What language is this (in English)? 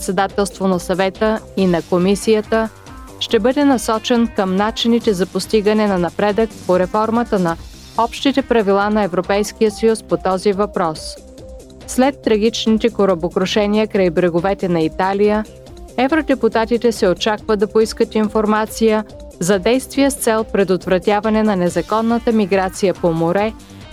Bulgarian